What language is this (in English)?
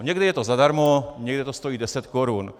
Czech